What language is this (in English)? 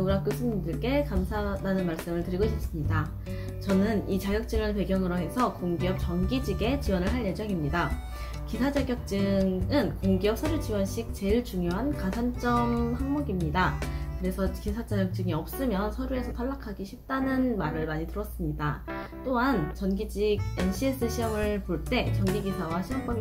Korean